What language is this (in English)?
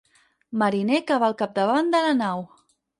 Catalan